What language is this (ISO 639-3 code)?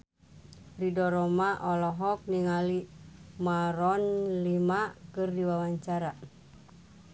sun